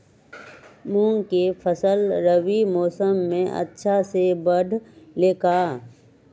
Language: Magahi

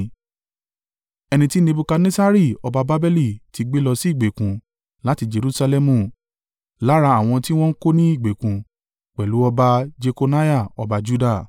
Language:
Yoruba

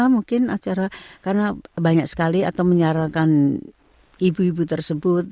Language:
Indonesian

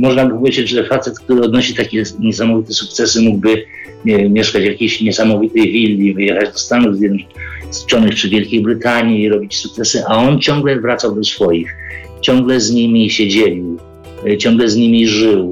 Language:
Polish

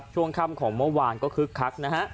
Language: Thai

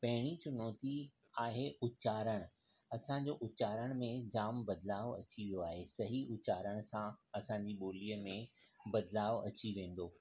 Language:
Sindhi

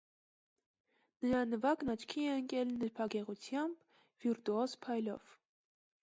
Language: Armenian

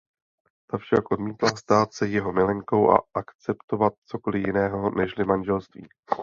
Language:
Czech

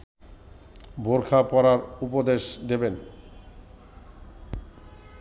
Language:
Bangla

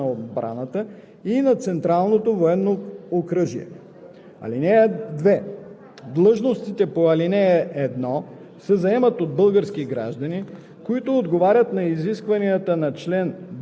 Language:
Bulgarian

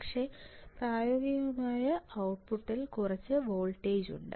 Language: Malayalam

